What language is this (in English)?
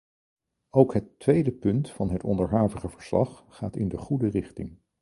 Dutch